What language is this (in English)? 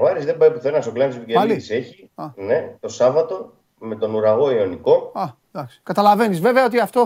Greek